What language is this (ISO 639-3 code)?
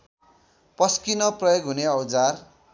nep